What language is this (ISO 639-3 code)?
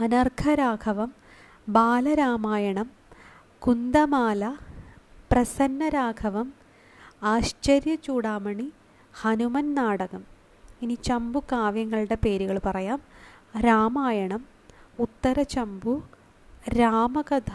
mal